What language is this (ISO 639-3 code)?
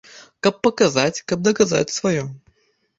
bel